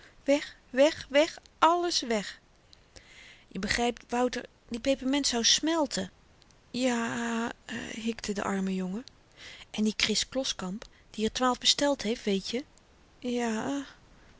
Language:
Dutch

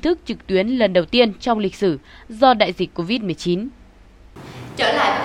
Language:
Vietnamese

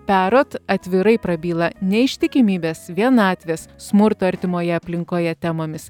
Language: Lithuanian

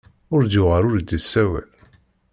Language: Kabyle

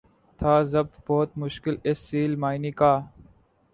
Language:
Urdu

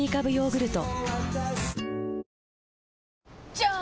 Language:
Japanese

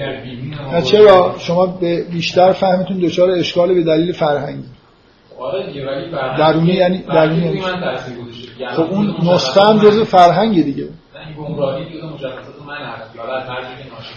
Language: Persian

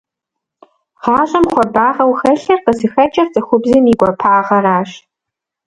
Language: Kabardian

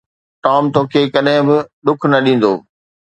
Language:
Sindhi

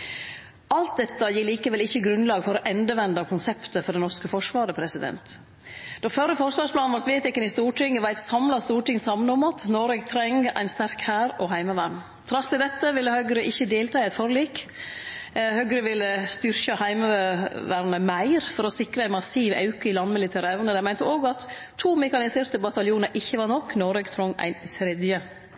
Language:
Norwegian Nynorsk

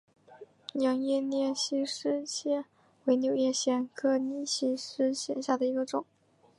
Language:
Chinese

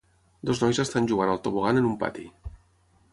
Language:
Catalan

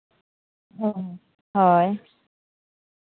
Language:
Santali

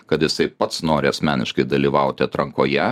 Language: Lithuanian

